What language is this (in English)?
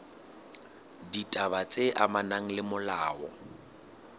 Southern Sotho